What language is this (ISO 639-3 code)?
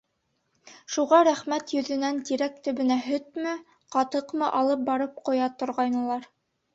bak